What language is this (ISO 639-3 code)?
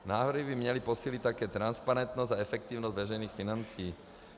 ces